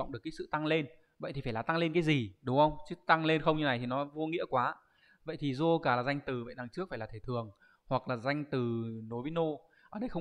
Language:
Vietnamese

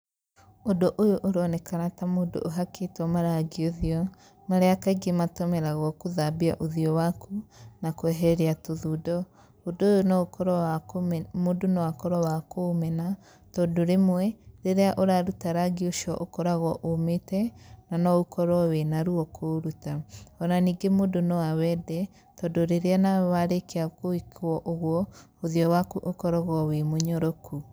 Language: Kikuyu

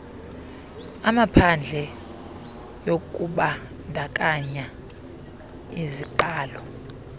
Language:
Xhosa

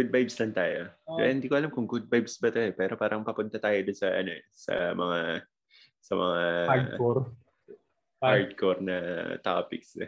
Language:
Filipino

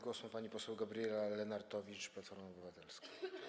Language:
Polish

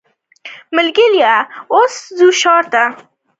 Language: Pashto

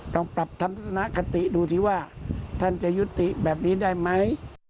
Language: Thai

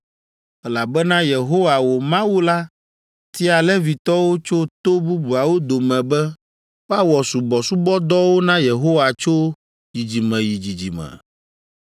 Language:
Ewe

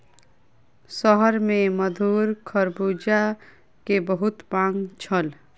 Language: Maithili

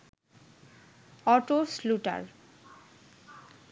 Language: Bangla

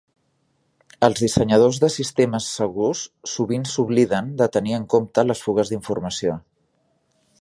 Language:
Catalan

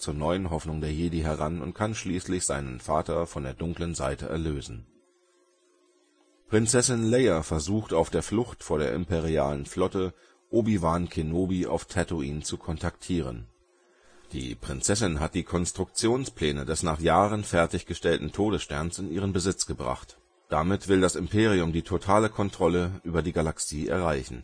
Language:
German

